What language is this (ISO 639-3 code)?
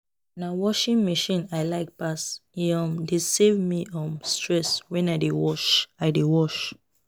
pcm